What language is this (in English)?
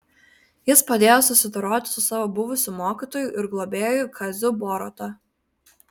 Lithuanian